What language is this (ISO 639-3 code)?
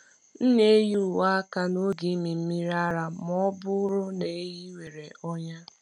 ibo